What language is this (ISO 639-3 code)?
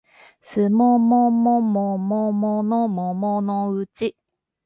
jpn